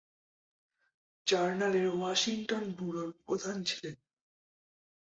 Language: Bangla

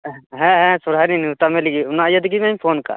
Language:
Santali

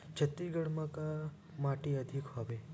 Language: Chhattisgarhi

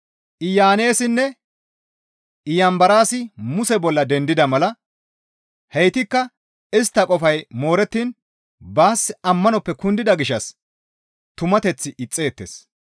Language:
Gamo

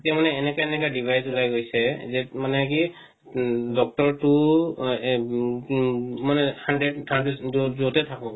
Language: Assamese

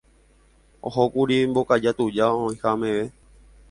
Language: Guarani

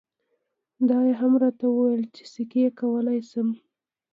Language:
Pashto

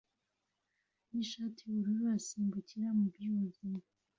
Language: Kinyarwanda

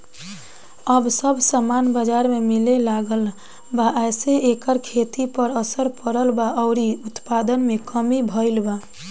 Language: Bhojpuri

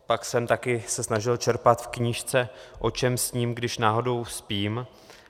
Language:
Czech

